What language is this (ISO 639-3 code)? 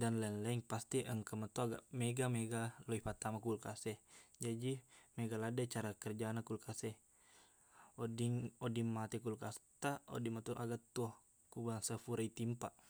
bug